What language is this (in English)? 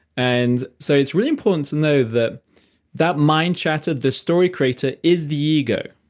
English